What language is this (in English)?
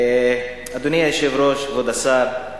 Hebrew